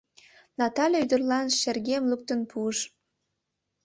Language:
Mari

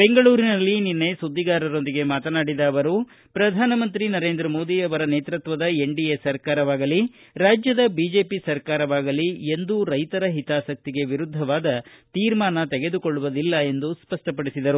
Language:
Kannada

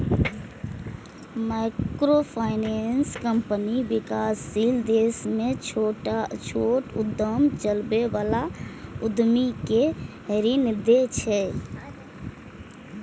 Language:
Maithili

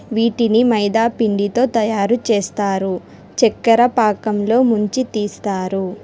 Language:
Telugu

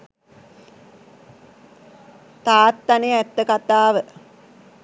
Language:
Sinhala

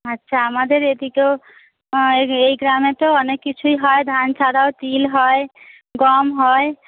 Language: Bangla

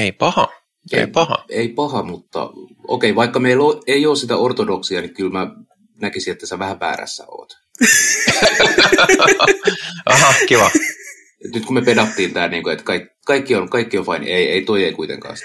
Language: Finnish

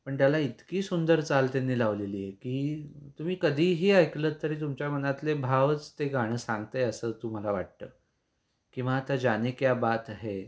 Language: Marathi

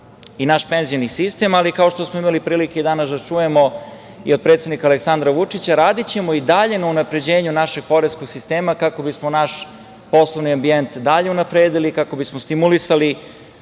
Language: Serbian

